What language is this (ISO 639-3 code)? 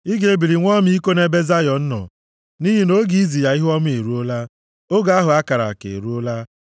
ibo